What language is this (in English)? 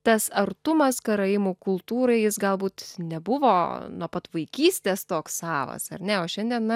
Lithuanian